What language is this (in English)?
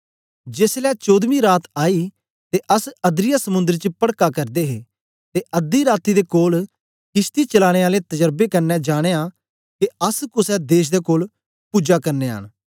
Dogri